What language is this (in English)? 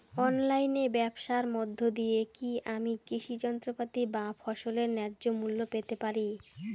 Bangla